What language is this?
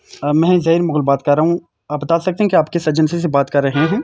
Urdu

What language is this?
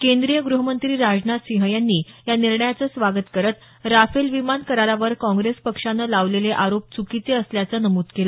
Marathi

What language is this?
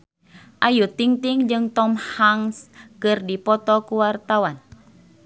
Sundanese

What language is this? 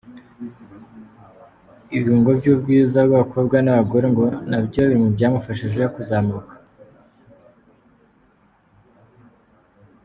Kinyarwanda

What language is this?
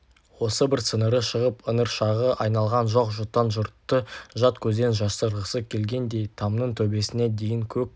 Kazakh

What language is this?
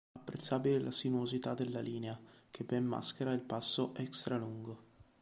Italian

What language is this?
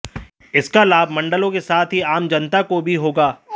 Hindi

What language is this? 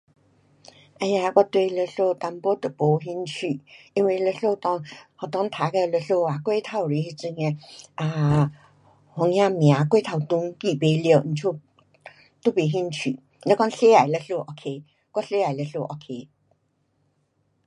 Pu-Xian Chinese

